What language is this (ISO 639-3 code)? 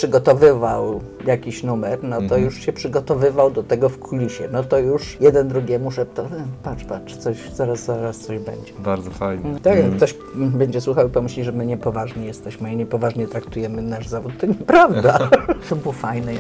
pol